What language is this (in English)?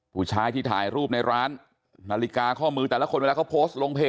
Thai